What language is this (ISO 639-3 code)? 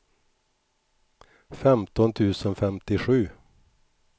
swe